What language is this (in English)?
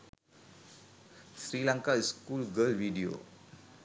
Sinhala